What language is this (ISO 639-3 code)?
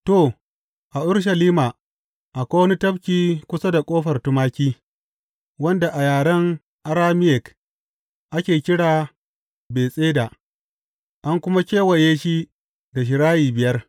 hau